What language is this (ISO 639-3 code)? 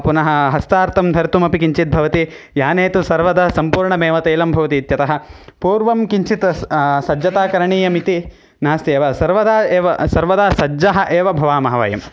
san